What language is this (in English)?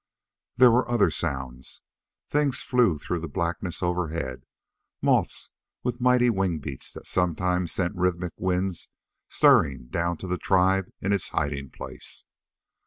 English